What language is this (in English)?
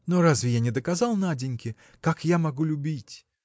Russian